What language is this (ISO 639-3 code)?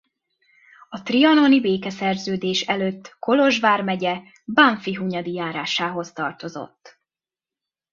hun